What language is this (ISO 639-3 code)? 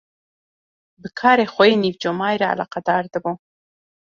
kur